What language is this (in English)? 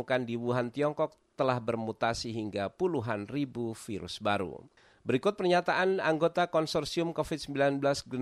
Indonesian